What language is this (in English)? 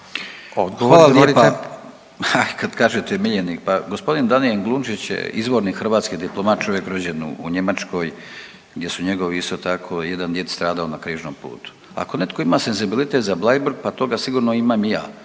Croatian